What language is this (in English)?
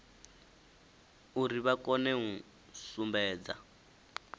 Venda